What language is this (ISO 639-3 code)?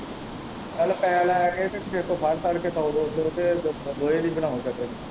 pan